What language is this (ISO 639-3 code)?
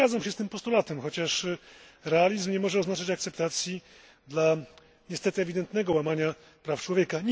pol